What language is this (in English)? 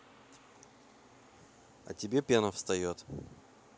Russian